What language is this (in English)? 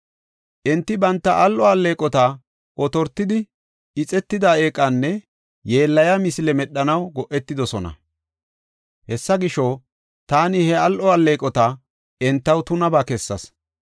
Gofa